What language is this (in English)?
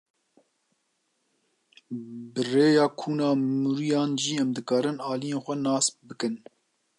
Kurdish